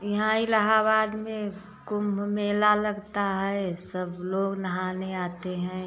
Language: Hindi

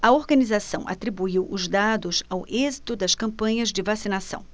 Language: Portuguese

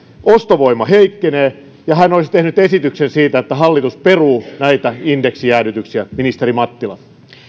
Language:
Finnish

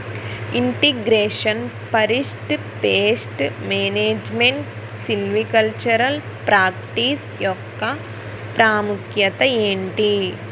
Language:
Telugu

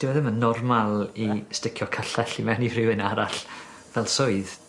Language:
Welsh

